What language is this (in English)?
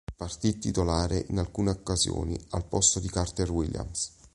Italian